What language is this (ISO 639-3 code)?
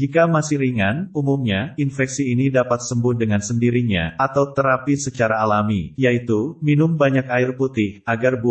ind